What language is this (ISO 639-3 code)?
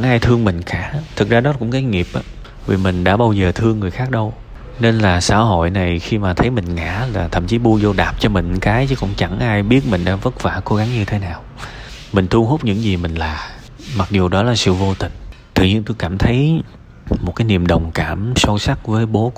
vie